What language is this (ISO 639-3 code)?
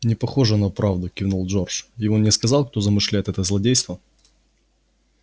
rus